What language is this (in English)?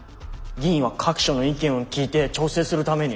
Japanese